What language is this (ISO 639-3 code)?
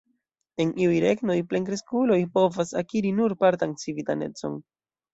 epo